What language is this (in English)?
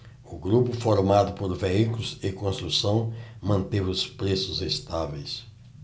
Portuguese